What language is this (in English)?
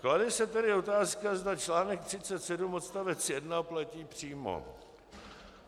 Czech